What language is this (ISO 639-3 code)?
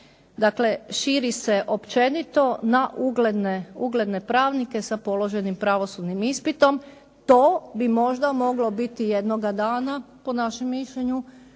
hrv